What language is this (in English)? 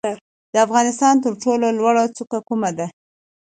Pashto